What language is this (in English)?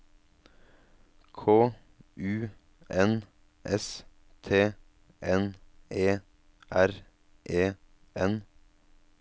Norwegian